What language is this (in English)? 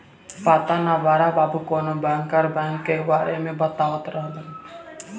Bhojpuri